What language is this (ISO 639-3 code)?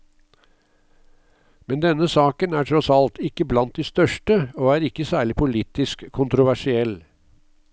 nor